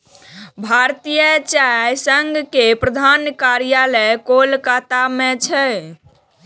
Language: Maithili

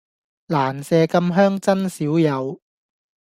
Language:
Cantonese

